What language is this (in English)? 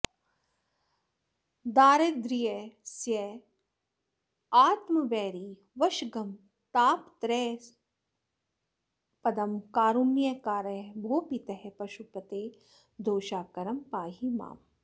Sanskrit